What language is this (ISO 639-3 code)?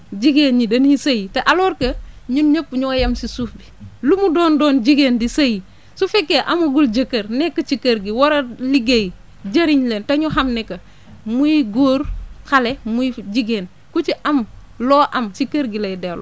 wol